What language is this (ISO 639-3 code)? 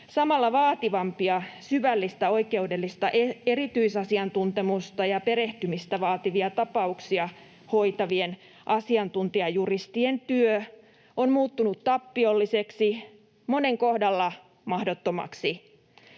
fin